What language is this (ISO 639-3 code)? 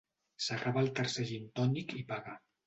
cat